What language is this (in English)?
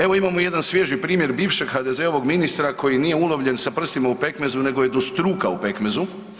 Croatian